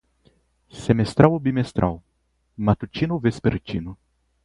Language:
Portuguese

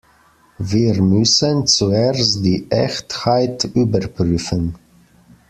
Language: German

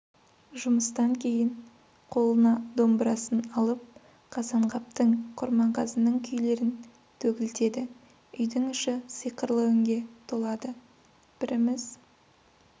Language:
Kazakh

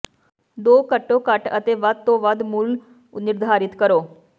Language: Punjabi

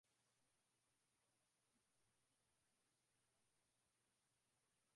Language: Swahili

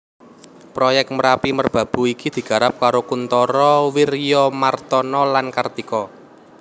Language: Javanese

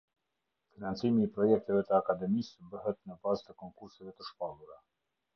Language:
Albanian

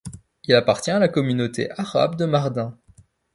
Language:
French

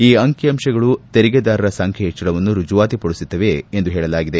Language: Kannada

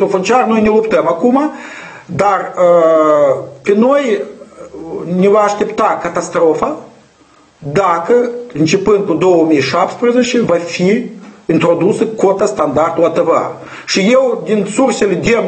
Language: Ukrainian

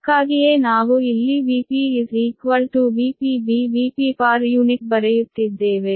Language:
Kannada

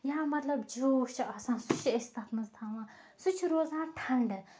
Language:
Kashmiri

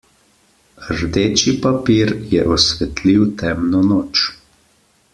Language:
Slovenian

